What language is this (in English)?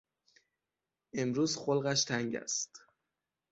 Persian